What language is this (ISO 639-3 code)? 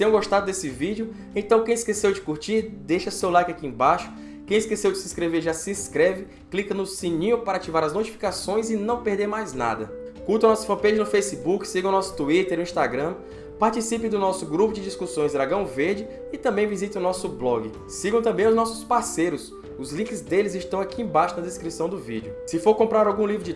por